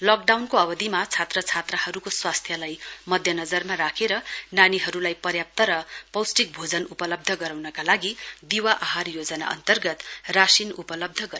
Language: Nepali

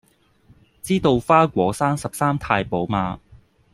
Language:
Cantonese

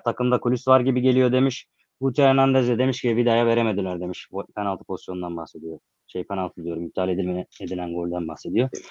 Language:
Turkish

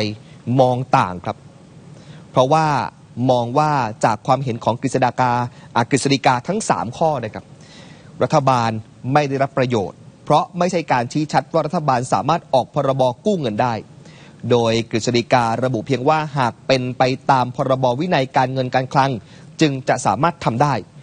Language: Thai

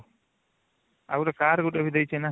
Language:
Odia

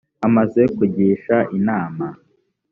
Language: Kinyarwanda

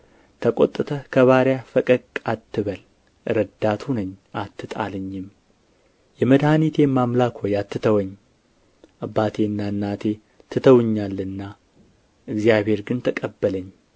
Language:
Amharic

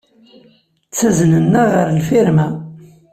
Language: Kabyle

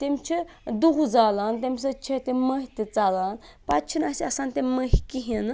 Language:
Kashmiri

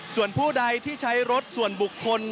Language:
Thai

